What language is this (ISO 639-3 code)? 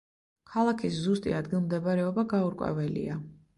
kat